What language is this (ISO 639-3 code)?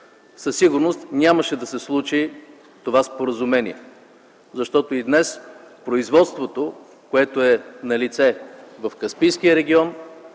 bul